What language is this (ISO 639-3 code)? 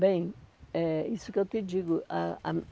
por